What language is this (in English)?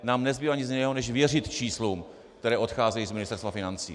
Czech